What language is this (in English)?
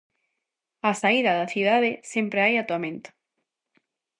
Galician